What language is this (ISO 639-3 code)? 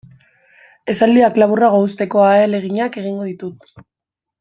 eus